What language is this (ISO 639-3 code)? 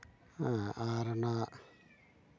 sat